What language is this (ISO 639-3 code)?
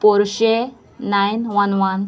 kok